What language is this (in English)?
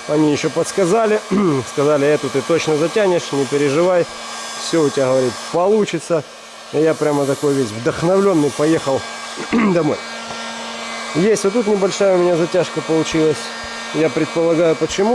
Russian